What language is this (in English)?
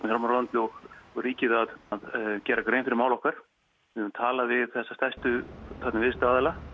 Icelandic